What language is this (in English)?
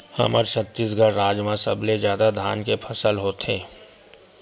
Chhattisgarhi